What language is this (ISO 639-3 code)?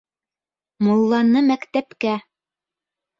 bak